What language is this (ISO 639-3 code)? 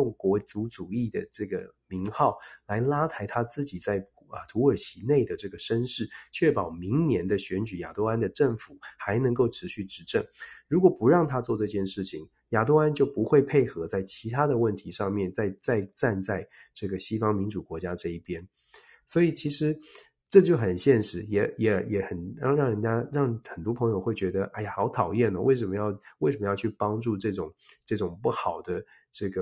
zho